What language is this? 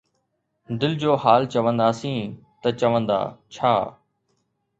Sindhi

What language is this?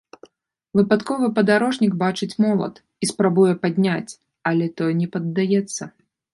Belarusian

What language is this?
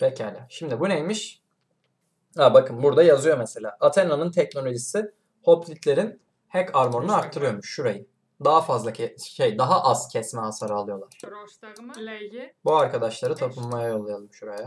Turkish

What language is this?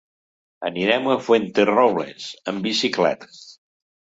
Catalan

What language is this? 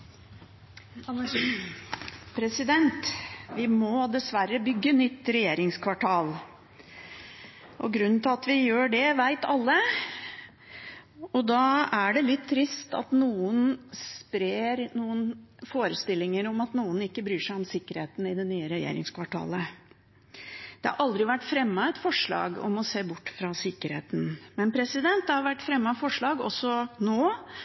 Norwegian Bokmål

